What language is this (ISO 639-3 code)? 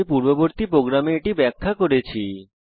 ben